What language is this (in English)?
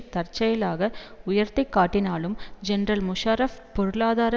Tamil